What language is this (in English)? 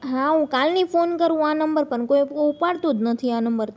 Gujarati